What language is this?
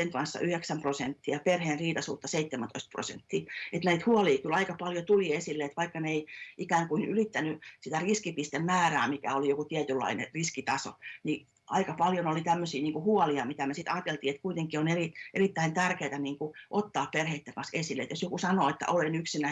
Finnish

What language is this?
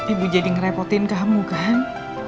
Indonesian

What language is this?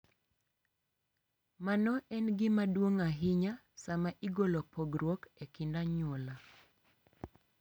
Luo (Kenya and Tanzania)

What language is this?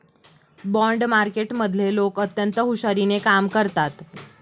Marathi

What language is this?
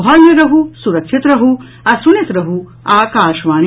Maithili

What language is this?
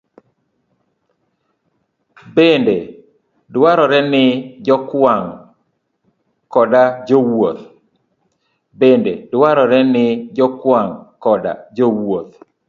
Luo (Kenya and Tanzania)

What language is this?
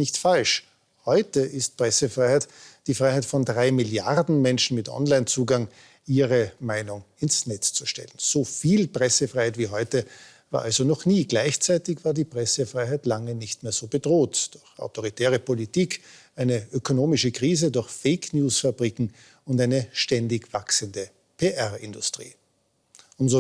German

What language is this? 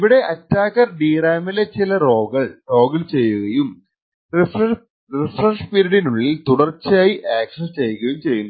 Malayalam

